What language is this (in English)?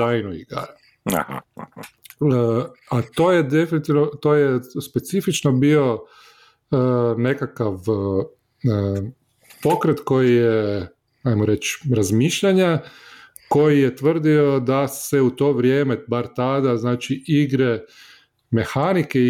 Croatian